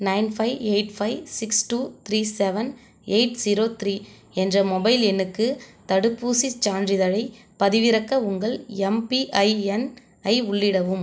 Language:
Tamil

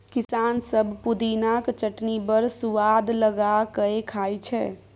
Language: Maithili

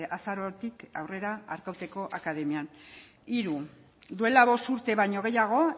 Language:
Basque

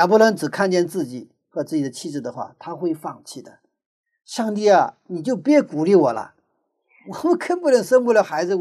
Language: Chinese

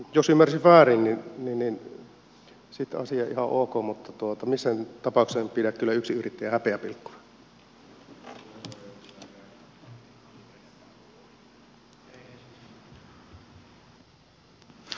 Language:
Finnish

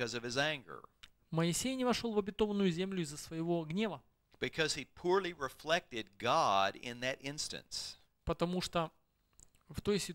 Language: Russian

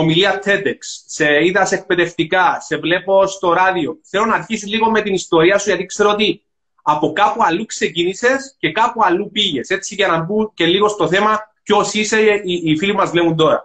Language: Greek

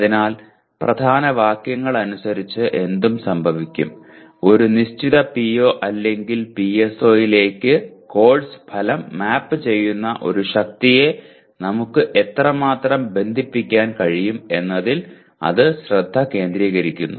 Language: Malayalam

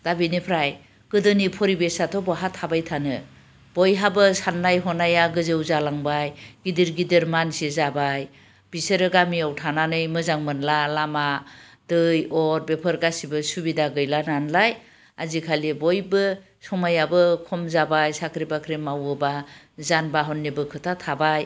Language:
Bodo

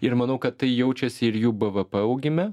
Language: Lithuanian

